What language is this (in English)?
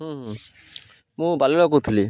Odia